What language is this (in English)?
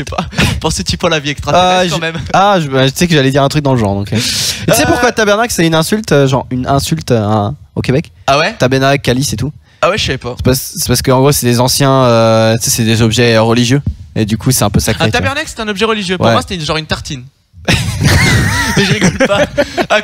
French